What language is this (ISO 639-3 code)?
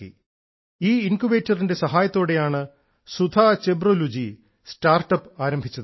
mal